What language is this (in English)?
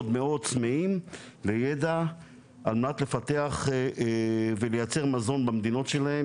Hebrew